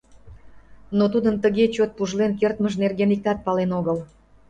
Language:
Mari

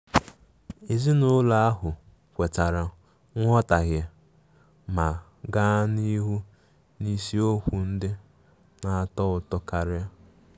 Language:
Igbo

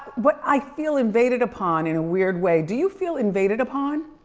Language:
English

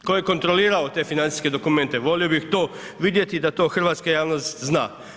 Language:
Croatian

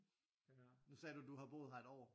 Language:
Danish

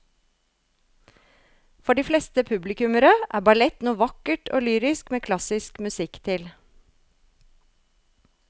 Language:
Norwegian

